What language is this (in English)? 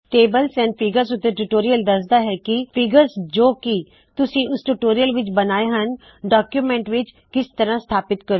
Punjabi